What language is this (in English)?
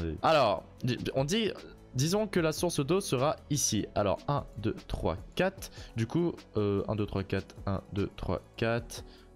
French